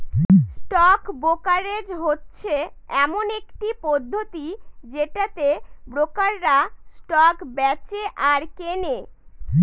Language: Bangla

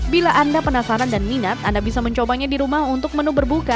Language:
Indonesian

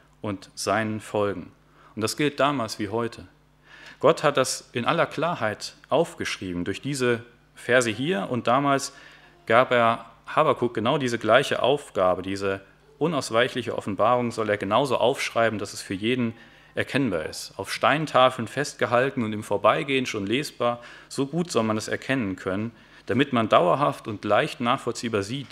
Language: German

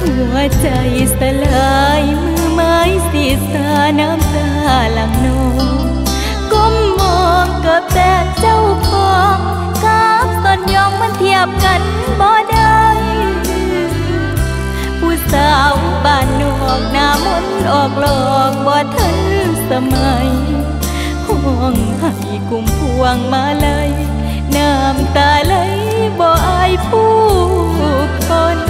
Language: Thai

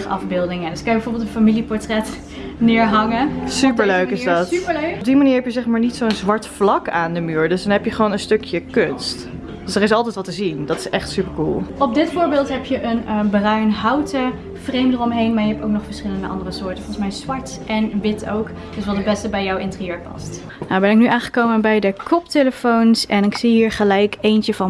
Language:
Dutch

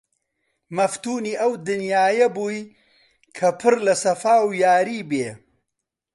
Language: Central Kurdish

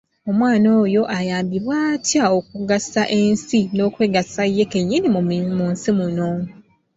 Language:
Ganda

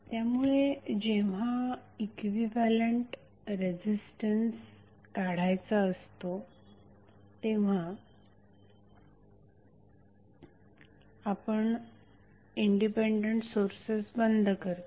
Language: Marathi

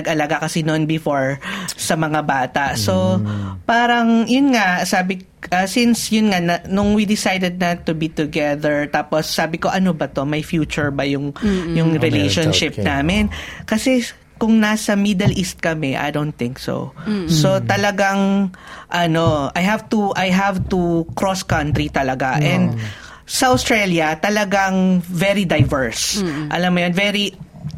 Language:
Filipino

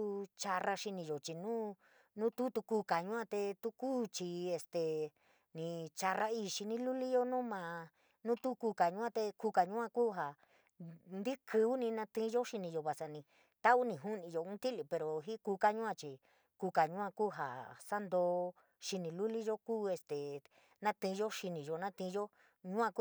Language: San Miguel El Grande Mixtec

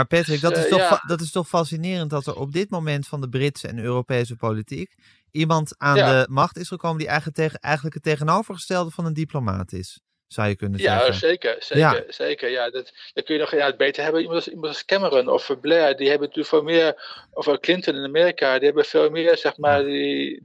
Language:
Dutch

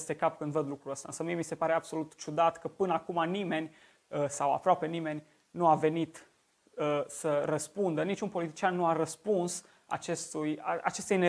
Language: Romanian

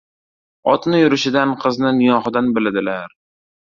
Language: Uzbek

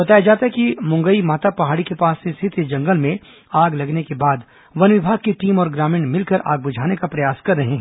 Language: Hindi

